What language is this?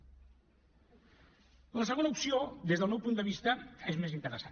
Catalan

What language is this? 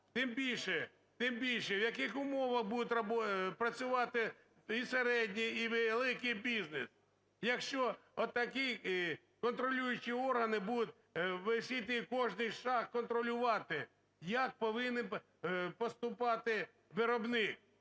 Ukrainian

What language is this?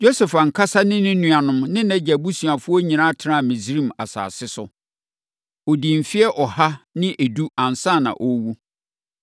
Akan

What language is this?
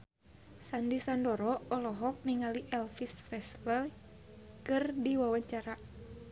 Sundanese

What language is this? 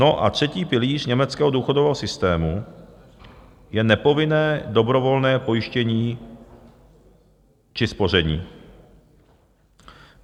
Czech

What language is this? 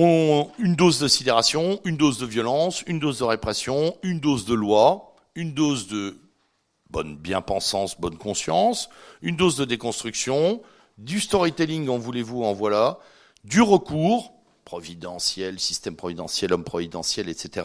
French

